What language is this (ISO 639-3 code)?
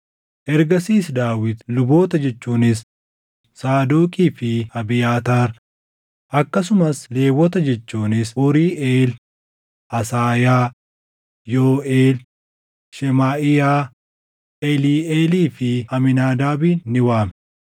orm